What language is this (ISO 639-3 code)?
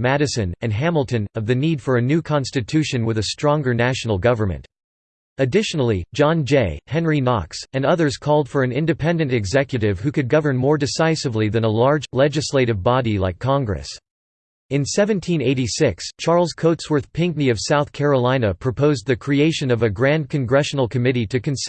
eng